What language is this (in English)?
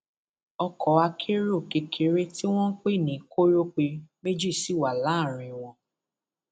Yoruba